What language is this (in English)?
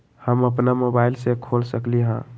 Magahi